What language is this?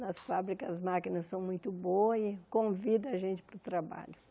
Portuguese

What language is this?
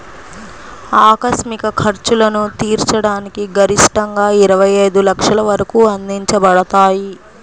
Telugu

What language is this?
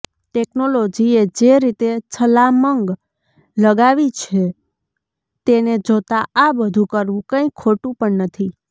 Gujarati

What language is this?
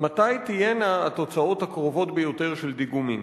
Hebrew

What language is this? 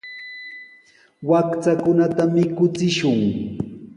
Sihuas Ancash Quechua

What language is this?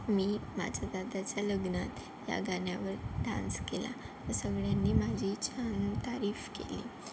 Marathi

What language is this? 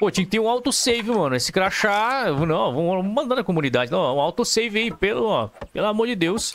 Portuguese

